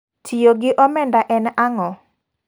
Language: Luo (Kenya and Tanzania)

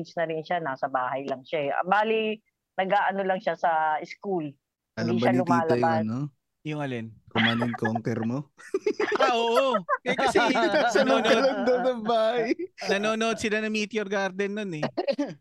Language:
Filipino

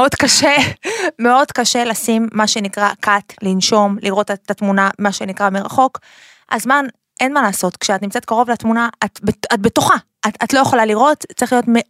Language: Hebrew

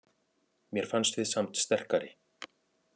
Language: Icelandic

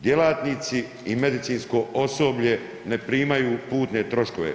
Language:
Croatian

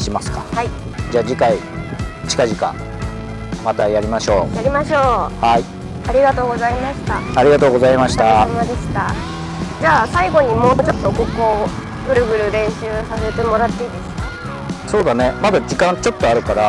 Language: Japanese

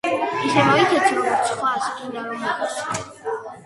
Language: Georgian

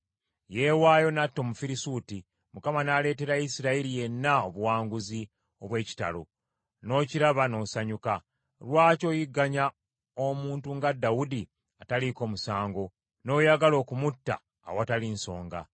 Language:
Ganda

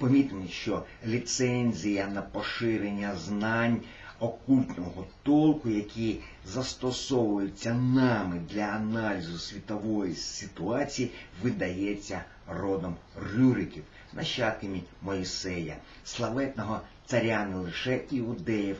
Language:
Russian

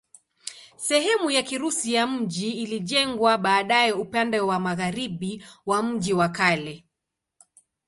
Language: Swahili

